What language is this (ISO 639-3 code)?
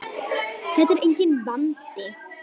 isl